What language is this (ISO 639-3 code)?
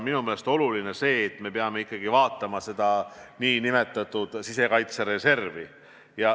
est